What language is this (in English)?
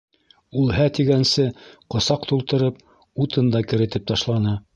Bashkir